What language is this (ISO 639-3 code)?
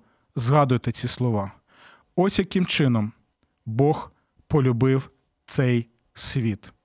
ukr